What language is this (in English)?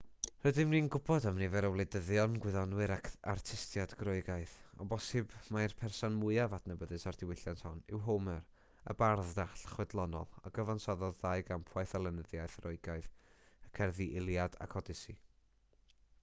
Welsh